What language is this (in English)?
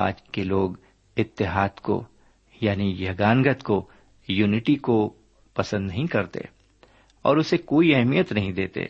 Urdu